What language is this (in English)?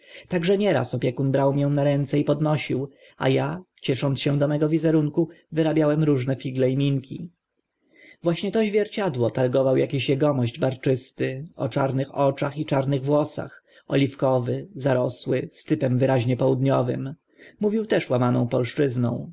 Polish